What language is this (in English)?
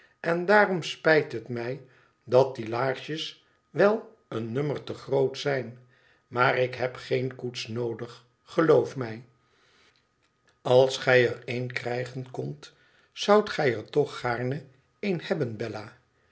Dutch